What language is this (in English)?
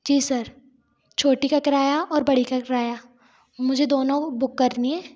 Hindi